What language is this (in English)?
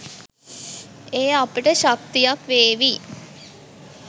Sinhala